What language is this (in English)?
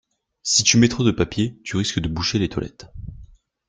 French